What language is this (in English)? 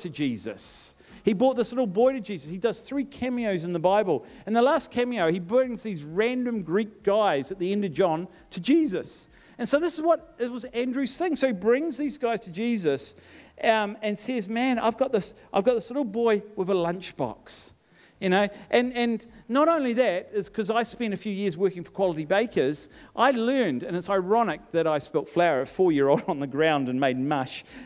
English